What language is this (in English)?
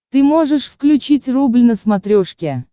Russian